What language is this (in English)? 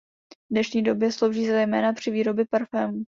Czech